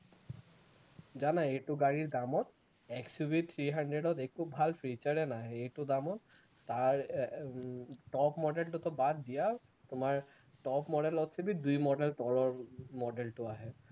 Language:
Assamese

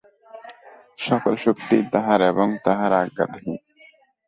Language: Bangla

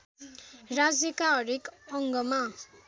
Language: Nepali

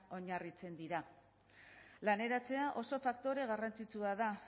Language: Basque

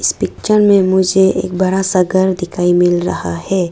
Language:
Hindi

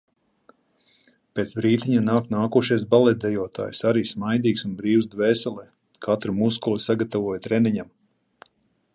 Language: Latvian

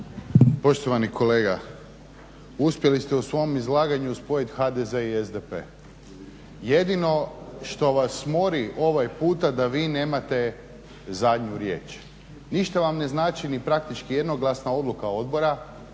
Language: Croatian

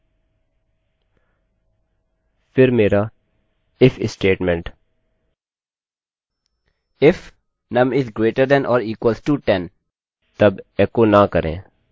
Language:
Hindi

